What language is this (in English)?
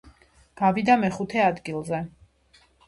Georgian